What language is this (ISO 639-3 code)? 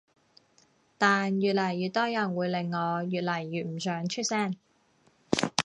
yue